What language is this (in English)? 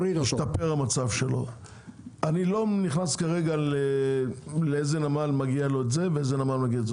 Hebrew